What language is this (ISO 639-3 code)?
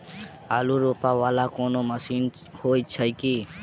mai